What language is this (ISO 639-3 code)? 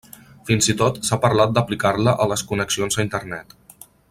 cat